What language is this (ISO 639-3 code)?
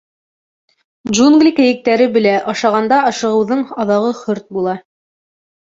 bak